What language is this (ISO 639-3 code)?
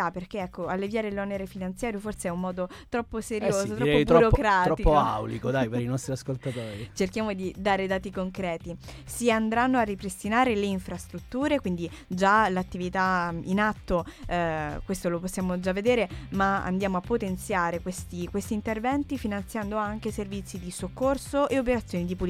ita